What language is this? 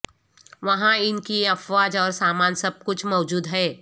Urdu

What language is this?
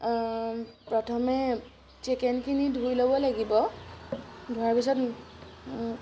Assamese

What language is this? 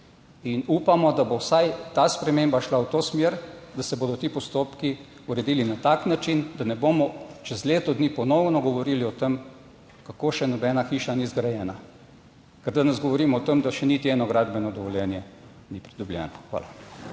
Slovenian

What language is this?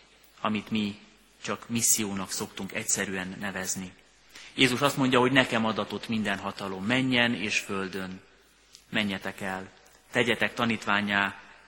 Hungarian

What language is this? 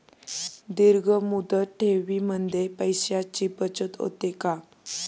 Marathi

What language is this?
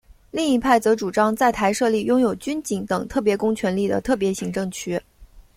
Chinese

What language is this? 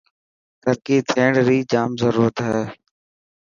Dhatki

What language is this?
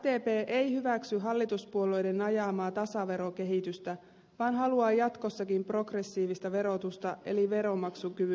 Finnish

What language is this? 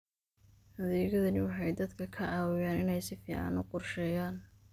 Somali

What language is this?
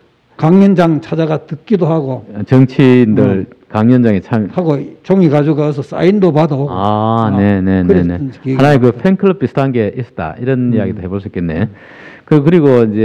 Korean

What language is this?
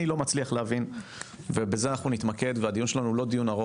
Hebrew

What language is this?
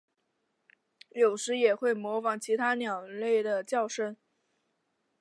Chinese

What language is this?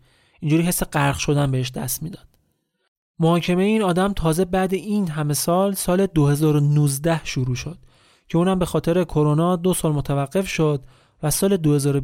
Persian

